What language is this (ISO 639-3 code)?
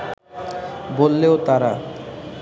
ben